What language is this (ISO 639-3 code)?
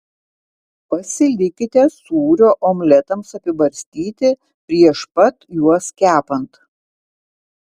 lit